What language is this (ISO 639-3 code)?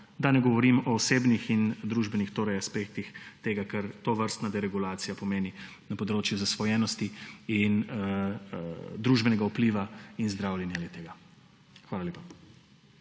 slv